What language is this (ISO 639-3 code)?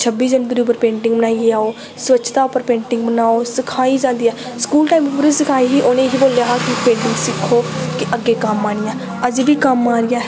doi